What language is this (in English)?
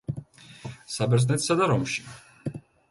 Georgian